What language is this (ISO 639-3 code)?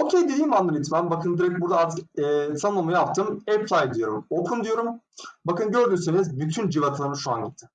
tur